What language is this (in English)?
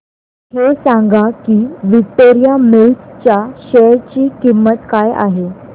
Marathi